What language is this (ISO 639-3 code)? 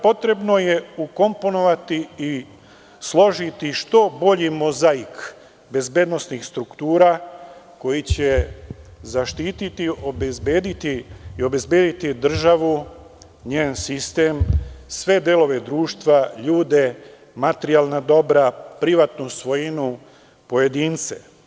srp